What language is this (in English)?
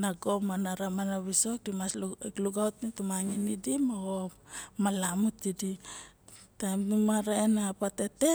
Barok